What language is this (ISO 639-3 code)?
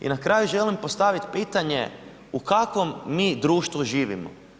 hrv